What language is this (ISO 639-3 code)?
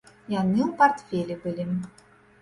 bel